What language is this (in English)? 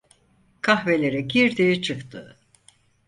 Turkish